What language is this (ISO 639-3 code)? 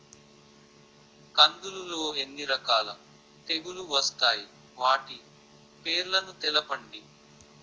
tel